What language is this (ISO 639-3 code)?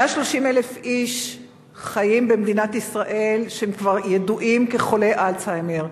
heb